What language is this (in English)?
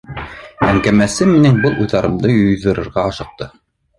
Bashkir